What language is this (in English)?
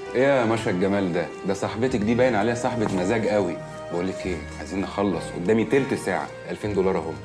Arabic